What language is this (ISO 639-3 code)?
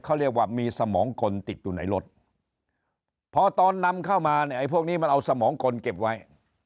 tha